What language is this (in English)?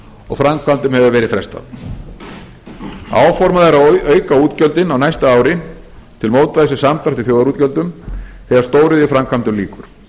Icelandic